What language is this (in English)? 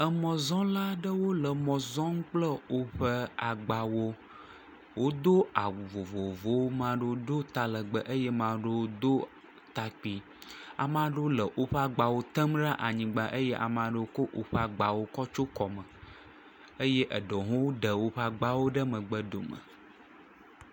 Ewe